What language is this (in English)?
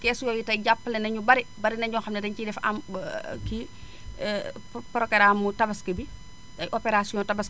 Wolof